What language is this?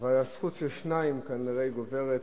Hebrew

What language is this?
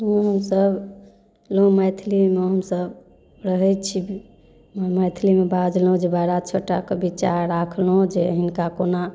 Maithili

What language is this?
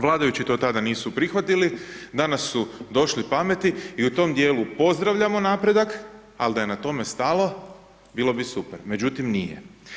Croatian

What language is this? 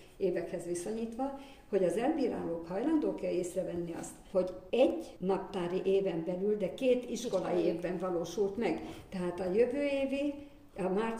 Hungarian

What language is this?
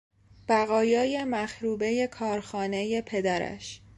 Persian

